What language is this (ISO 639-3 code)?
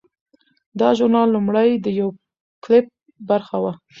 pus